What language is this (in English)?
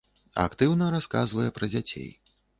Belarusian